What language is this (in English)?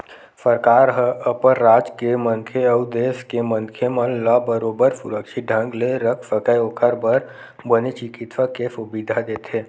Chhattisgarhi